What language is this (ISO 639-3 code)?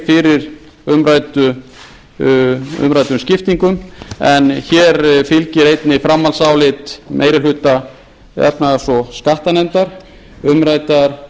isl